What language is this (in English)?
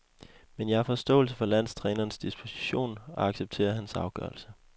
Danish